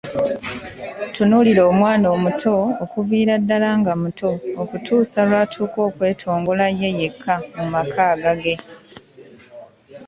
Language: Ganda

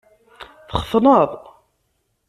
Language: Kabyle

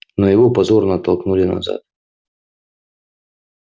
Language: Russian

